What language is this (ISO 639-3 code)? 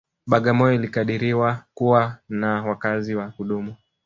swa